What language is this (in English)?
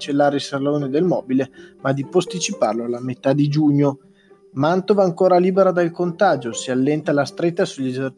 Italian